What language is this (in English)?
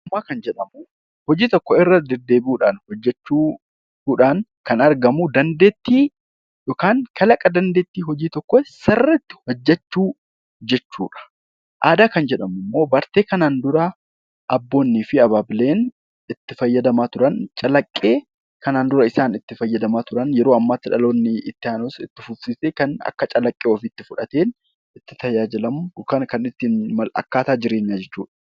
Oromo